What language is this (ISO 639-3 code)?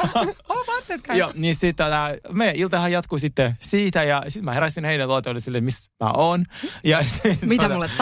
fin